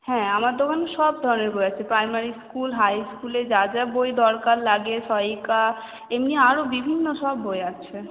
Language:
Bangla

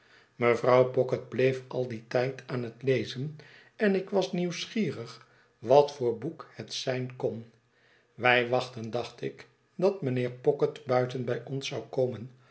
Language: Dutch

